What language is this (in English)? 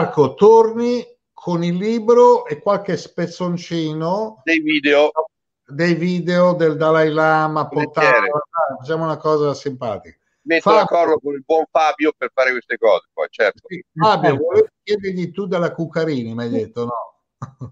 Italian